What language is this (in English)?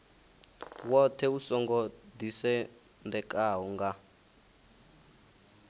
Venda